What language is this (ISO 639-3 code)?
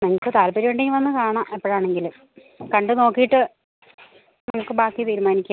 mal